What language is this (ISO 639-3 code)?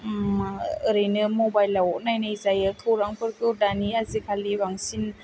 brx